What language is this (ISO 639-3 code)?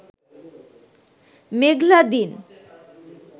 ben